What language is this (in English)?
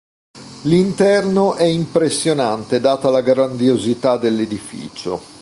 Italian